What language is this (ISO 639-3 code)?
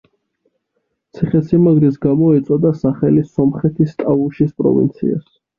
kat